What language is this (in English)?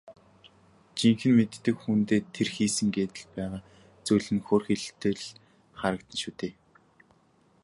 Mongolian